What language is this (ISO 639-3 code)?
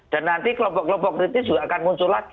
ind